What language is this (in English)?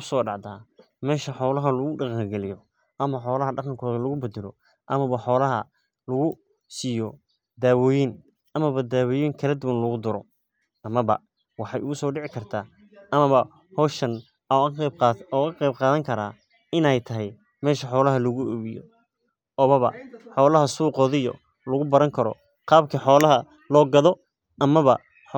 Somali